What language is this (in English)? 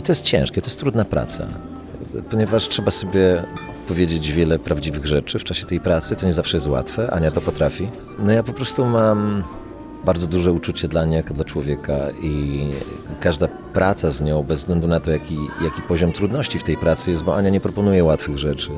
Polish